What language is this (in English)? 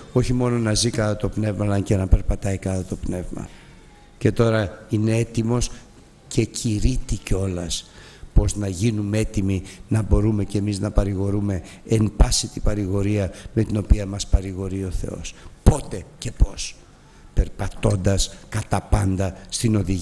Greek